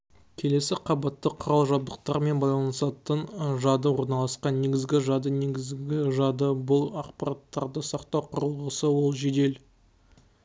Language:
Kazakh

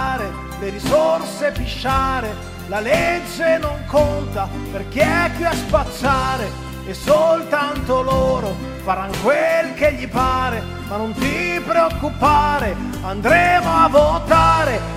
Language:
Italian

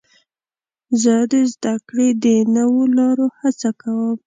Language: Pashto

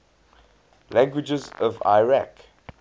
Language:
English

